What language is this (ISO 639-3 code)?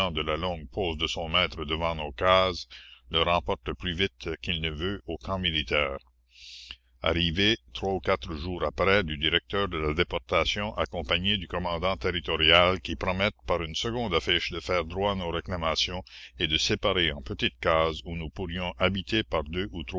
fra